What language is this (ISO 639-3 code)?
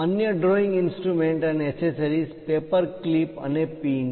guj